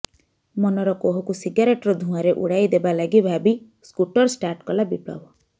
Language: Odia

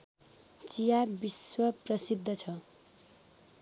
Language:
Nepali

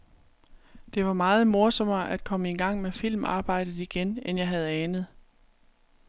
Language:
Danish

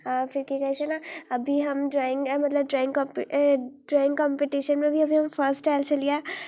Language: Maithili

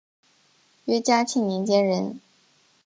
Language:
Chinese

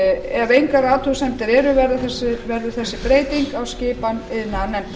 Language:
Icelandic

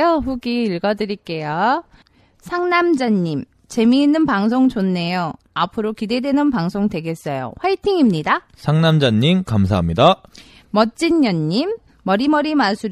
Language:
Korean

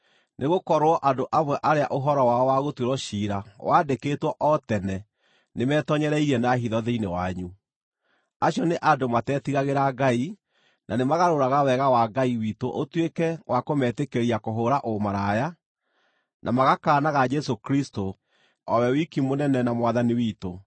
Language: Kikuyu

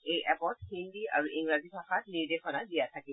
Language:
Assamese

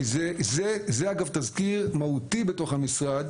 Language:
Hebrew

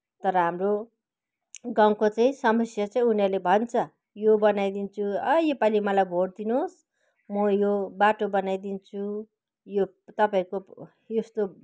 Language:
Nepali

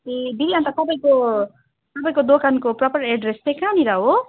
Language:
Nepali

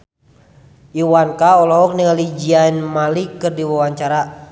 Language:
Sundanese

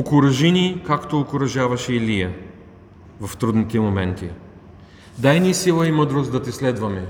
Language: Bulgarian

